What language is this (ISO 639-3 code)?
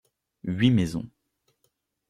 fra